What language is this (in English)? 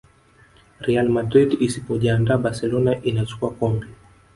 Swahili